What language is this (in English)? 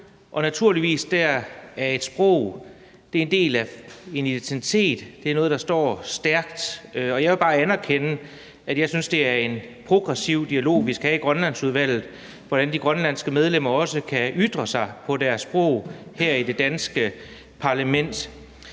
Danish